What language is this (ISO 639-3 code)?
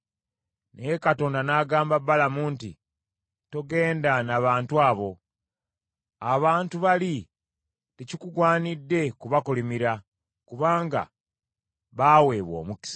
lug